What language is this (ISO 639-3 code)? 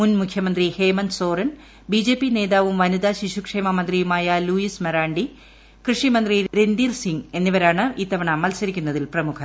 mal